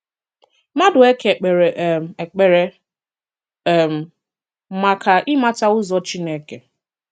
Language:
Igbo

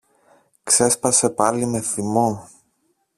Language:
Greek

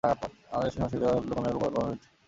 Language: Bangla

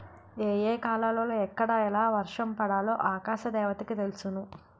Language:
Telugu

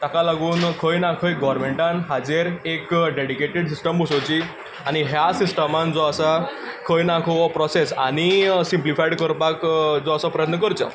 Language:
Konkani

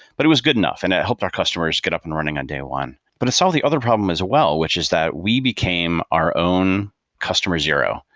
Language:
English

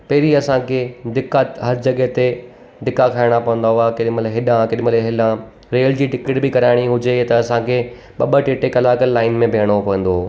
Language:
Sindhi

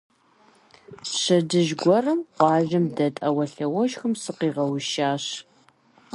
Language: Kabardian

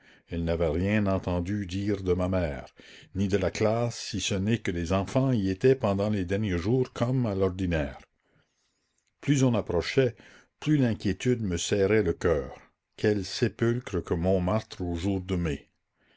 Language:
French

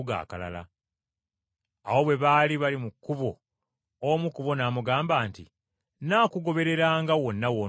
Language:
Ganda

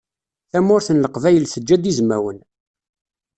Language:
Kabyle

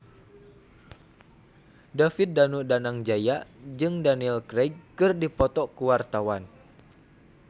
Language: Sundanese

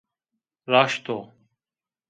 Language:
Zaza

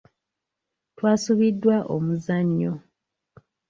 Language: Ganda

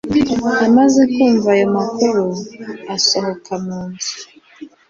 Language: Kinyarwanda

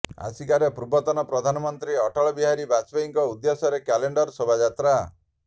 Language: Odia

